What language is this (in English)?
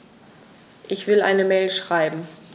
German